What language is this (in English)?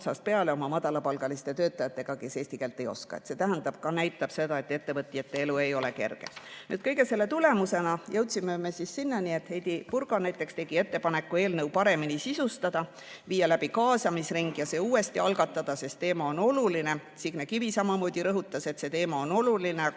Estonian